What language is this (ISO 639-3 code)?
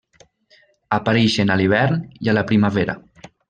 cat